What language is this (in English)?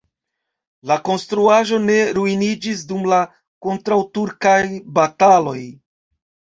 Esperanto